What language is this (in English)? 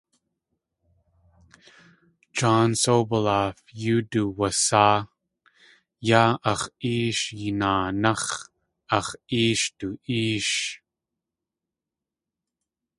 Tlingit